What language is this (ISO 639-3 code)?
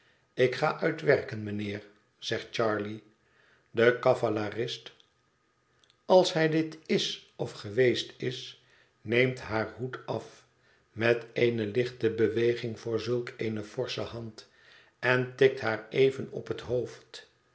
nld